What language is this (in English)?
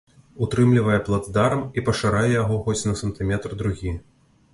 Belarusian